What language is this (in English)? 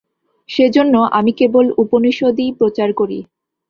Bangla